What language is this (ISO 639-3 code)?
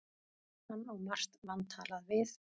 isl